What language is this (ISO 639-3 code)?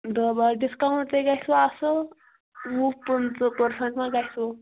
kas